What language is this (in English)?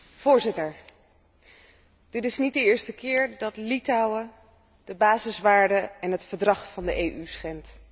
Dutch